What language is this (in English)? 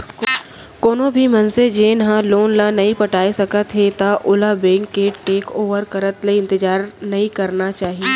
Chhattisgarhi